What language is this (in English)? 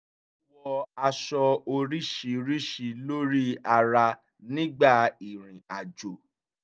Yoruba